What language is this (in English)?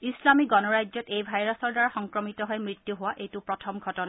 Assamese